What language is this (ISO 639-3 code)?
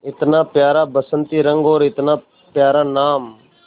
hin